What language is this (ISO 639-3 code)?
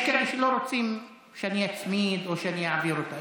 heb